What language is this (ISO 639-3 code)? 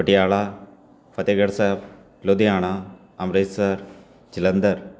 pan